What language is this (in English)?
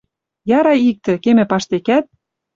Western Mari